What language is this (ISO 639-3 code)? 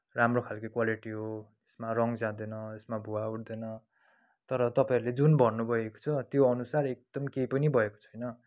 nep